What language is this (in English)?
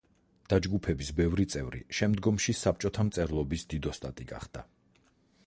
Georgian